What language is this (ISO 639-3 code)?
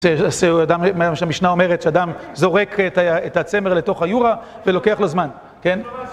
heb